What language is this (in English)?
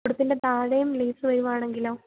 Malayalam